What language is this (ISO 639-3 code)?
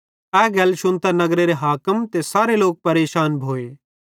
bhd